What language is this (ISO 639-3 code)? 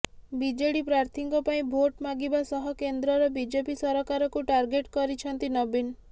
ori